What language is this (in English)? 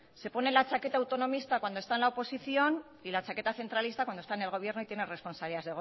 Spanish